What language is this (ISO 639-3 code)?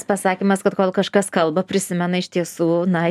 lit